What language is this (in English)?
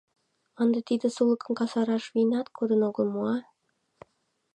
Mari